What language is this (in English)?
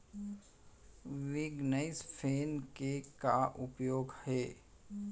Chhattisgarhi